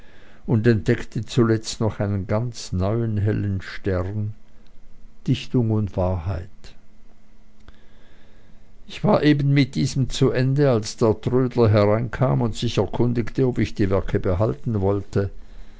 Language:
German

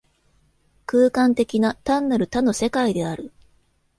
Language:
Japanese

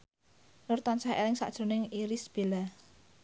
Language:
Javanese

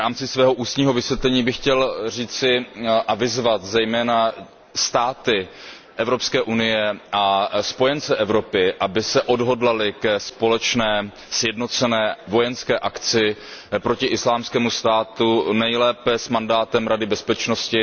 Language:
Czech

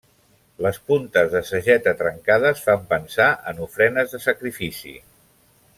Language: Catalan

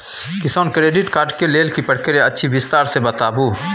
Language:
Maithili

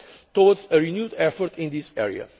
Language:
English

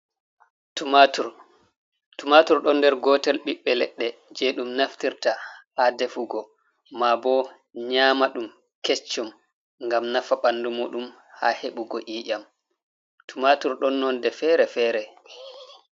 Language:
Fula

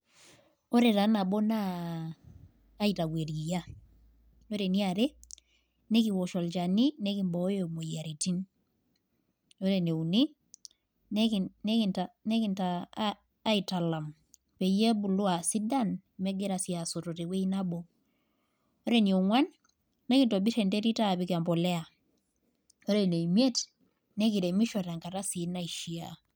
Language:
Masai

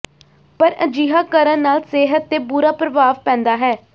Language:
Punjabi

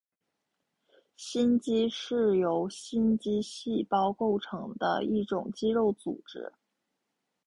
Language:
Chinese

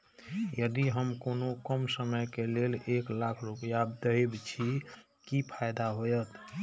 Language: Maithili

